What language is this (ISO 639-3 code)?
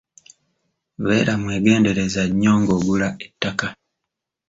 lug